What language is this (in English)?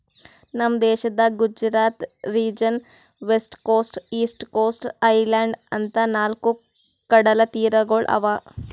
Kannada